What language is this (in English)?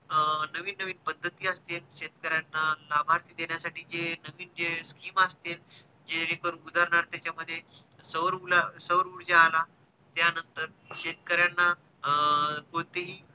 Marathi